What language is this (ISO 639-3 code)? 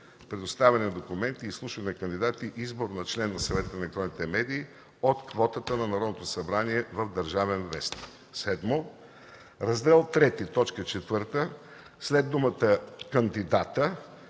bul